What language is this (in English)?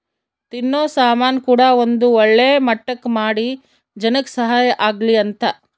Kannada